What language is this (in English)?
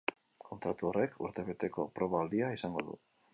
Basque